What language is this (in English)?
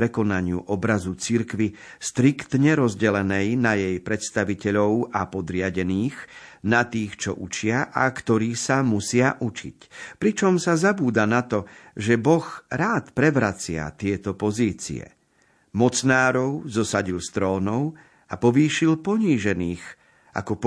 Slovak